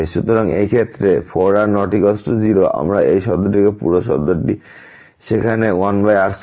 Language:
Bangla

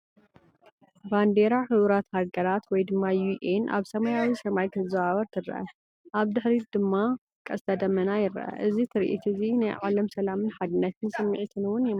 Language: Tigrinya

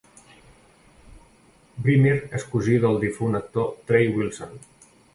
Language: Catalan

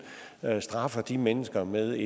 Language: Danish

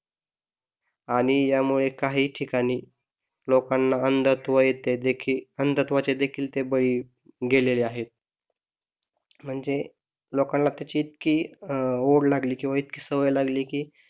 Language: Marathi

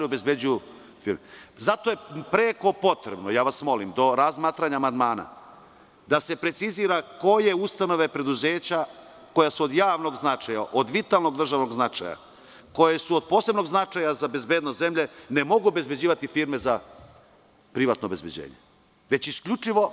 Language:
Serbian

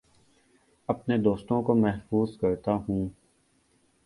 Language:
Urdu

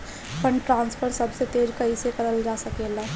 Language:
Bhojpuri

